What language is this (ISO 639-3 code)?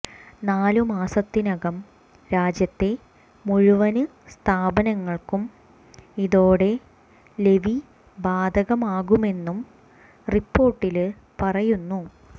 mal